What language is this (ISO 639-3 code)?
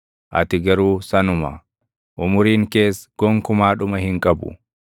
orm